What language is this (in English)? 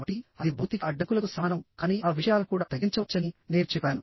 Telugu